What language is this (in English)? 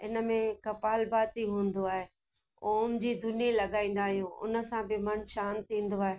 Sindhi